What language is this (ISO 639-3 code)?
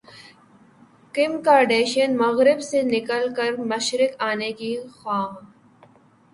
urd